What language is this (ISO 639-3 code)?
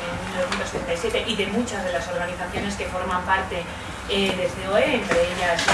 spa